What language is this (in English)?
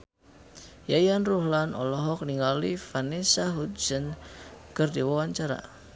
Sundanese